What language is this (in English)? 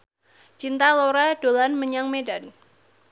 Javanese